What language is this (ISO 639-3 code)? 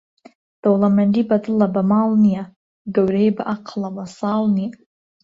ckb